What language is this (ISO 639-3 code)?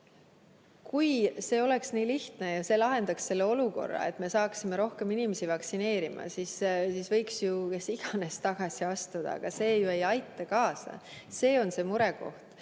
est